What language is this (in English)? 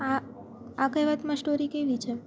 Gujarati